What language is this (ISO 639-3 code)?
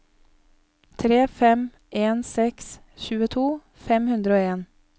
nor